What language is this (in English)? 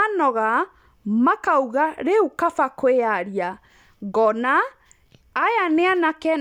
Kikuyu